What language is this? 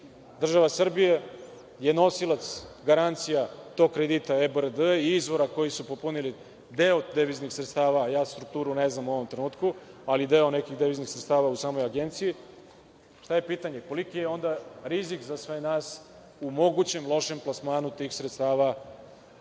Serbian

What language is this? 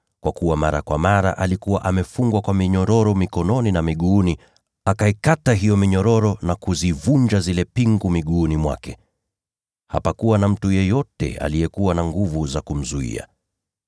Swahili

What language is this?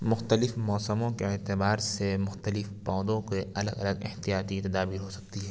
Urdu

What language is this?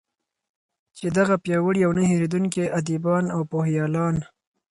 Pashto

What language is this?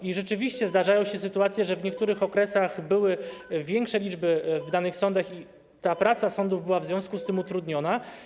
Polish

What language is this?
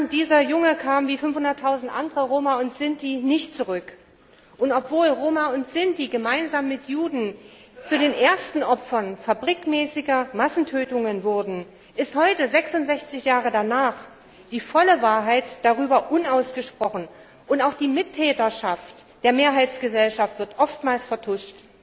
German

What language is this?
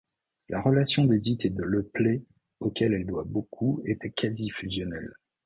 French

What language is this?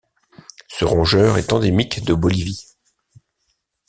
French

